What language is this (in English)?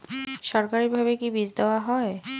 Bangla